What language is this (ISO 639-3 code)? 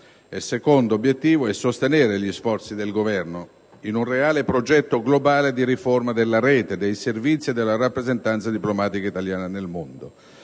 ita